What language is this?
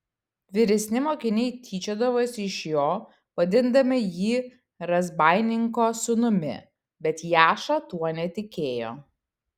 Lithuanian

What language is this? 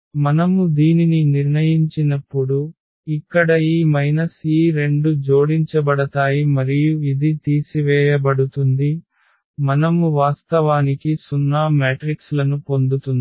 Telugu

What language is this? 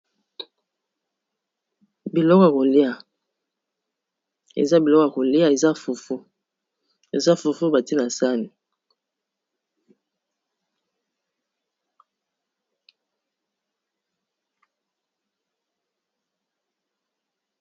Lingala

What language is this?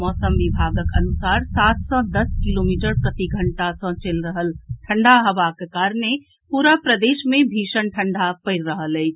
Maithili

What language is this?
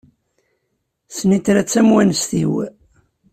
Kabyle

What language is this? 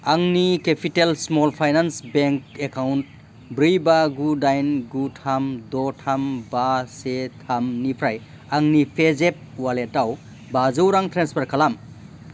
Bodo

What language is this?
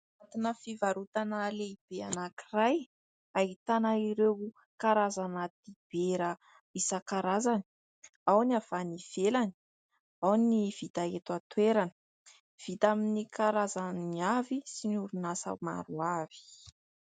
Malagasy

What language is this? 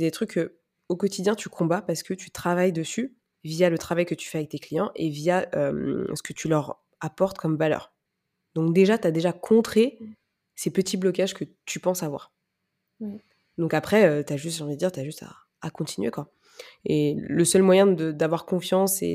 French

